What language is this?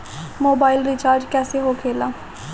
Bhojpuri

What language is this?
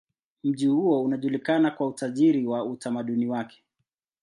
Swahili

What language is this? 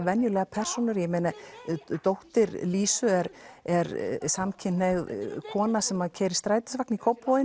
Icelandic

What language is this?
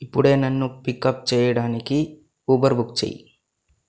Telugu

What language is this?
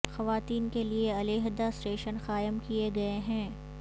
Urdu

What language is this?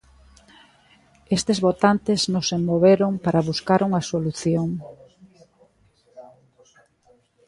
Galician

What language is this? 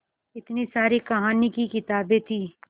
Hindi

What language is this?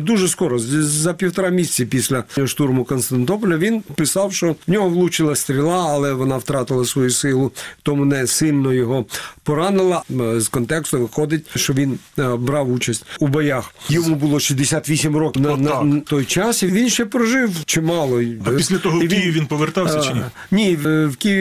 Ukrainian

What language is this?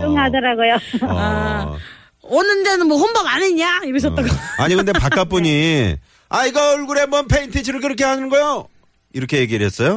Korean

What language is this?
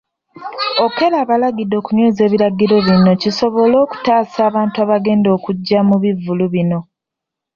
Ganda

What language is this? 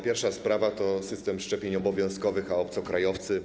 Polish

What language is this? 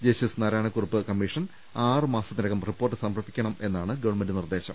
Malayalam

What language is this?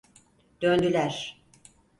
Turkish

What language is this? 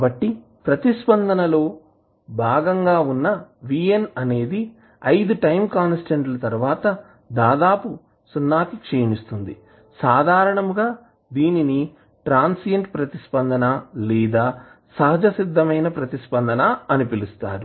Telugu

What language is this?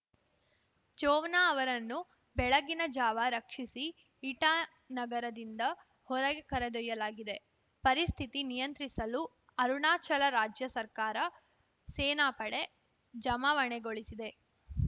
Kannada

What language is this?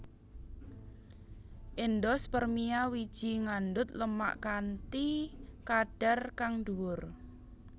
Javanese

